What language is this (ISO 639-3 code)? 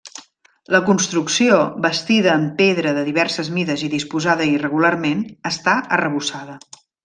cat